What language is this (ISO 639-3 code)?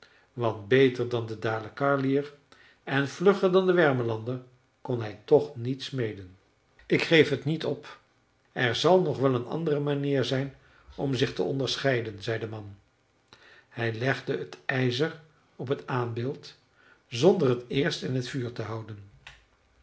nld